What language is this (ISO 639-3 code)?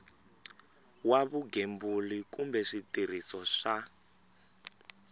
tso